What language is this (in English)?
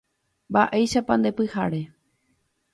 Guarani